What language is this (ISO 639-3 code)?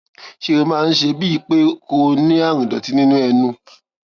yor